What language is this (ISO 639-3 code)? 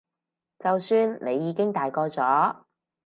yue